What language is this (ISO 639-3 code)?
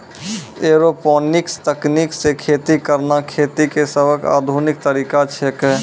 mai